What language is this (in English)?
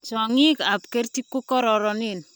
Kalenjin